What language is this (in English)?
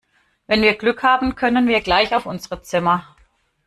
German